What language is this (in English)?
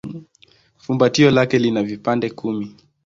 Swahili